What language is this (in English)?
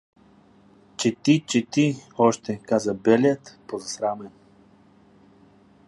Bulgarian